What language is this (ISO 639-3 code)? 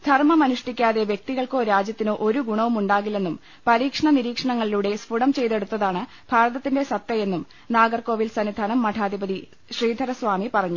mal